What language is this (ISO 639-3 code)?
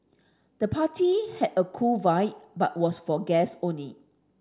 eng